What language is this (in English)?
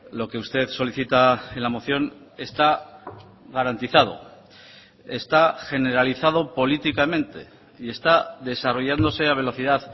Spanish